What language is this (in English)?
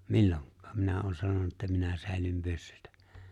Finnish